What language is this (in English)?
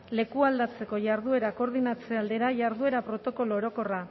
Basque